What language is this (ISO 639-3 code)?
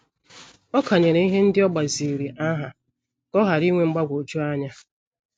ibo